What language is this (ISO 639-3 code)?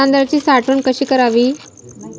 mar